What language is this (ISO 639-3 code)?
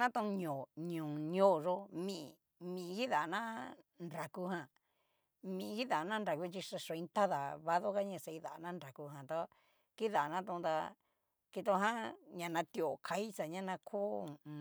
miu